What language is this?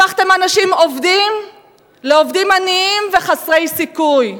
Hebrew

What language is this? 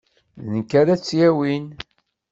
Kabyle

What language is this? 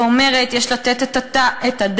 Hebrew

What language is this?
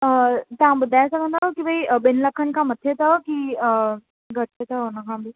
Sindhi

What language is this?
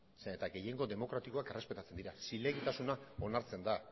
Basque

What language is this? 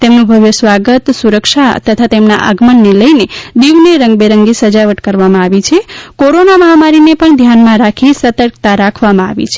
Gujarati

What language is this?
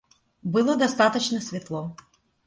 Russian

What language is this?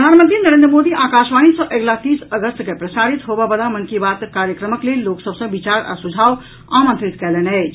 Maithili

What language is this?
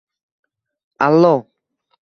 Uzbek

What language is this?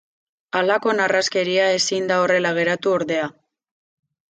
Basque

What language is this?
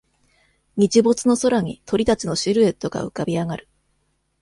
Japanese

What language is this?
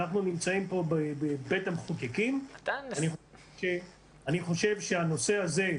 Hebrew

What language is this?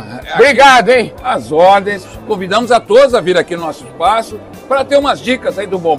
Portuguese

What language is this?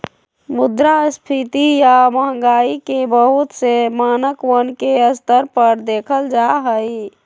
Magahi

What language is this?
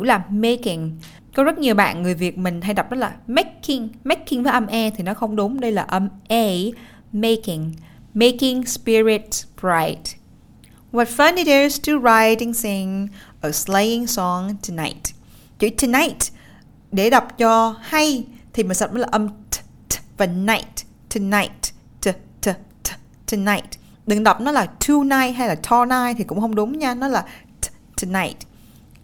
Vietnamese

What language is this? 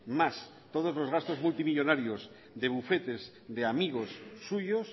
Spanish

